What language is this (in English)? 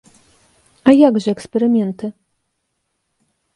Belarusian